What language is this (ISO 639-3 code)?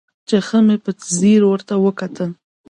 pus